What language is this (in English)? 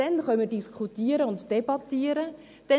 Swiss German